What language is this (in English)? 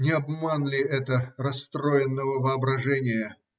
Russian